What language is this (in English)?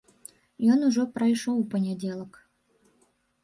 Belarusian